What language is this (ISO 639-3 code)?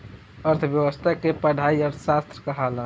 bho